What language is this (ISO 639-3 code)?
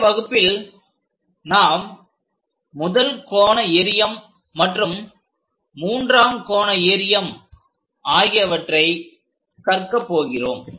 tam